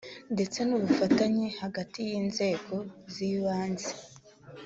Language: Kinyarwanda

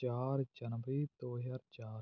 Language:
Punjabi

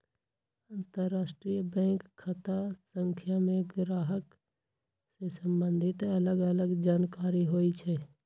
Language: Magahi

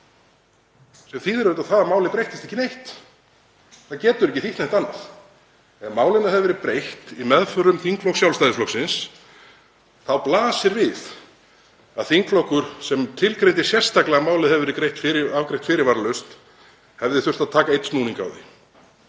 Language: Icelandic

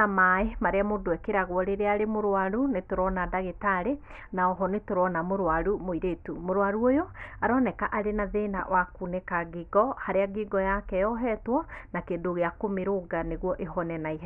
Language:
Kikuyu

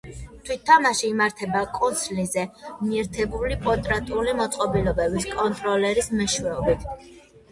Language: Georgian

